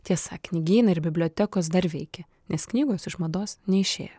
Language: Lithuanian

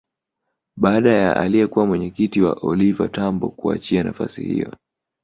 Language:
Swahili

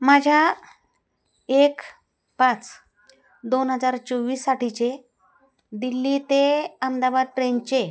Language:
Marathi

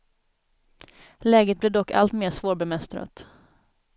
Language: Swedish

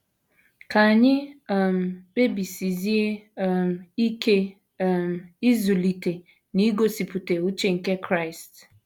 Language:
Igbo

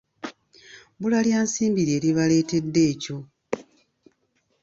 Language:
Ganda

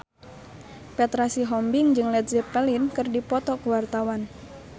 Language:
Sundanese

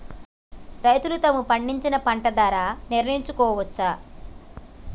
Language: Telugu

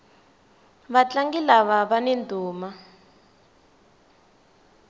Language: Tsonga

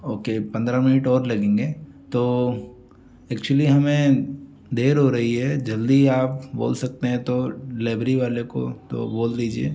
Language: Hindi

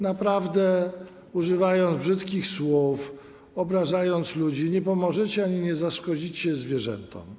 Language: Polish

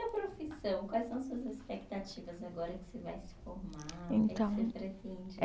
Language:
Portuguese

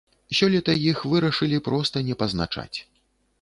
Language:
Belarusian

